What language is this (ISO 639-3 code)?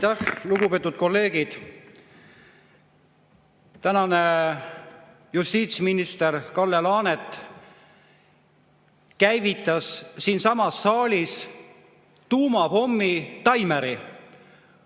est